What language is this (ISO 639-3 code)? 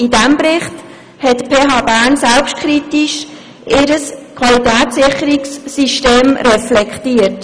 gsw